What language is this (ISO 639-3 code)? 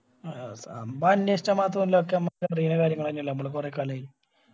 mal